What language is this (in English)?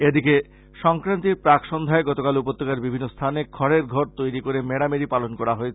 Bangla